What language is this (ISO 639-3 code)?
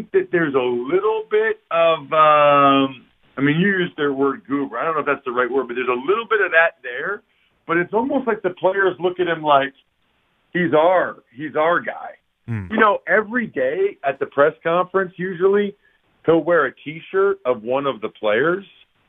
eng